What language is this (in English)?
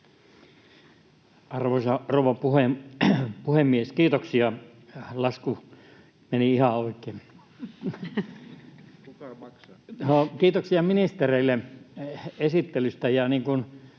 Finnish